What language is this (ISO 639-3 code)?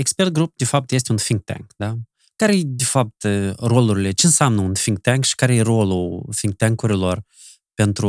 ron